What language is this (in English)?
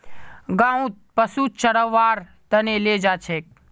Magahi